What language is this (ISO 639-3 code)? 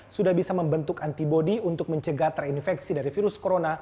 ind